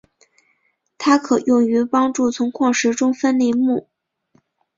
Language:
Chinese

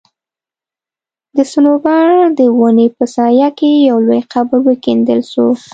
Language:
Pashto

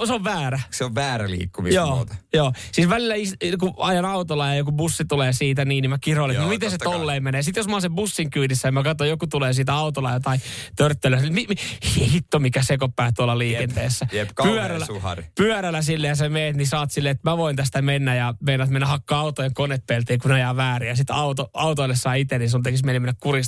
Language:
Finnish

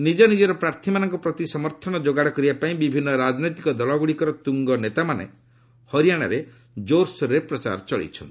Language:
Odia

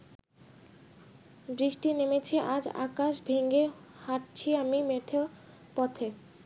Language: Bangla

